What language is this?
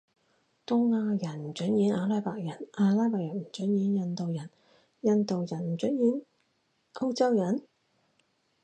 Cantonese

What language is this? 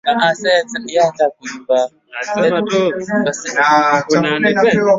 Swahili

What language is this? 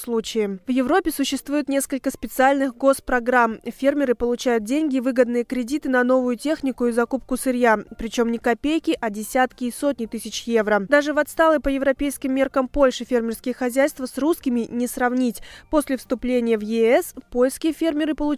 Russian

